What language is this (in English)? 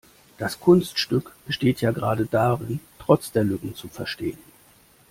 German